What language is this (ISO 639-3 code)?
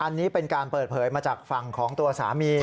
tha